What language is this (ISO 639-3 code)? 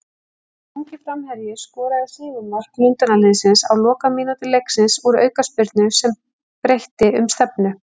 isl